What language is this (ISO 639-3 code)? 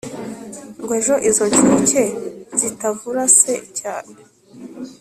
kin